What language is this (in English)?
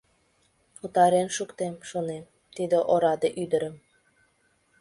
Mari